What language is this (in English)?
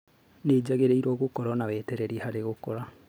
Kikuyu